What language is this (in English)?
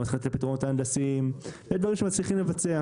Hebrew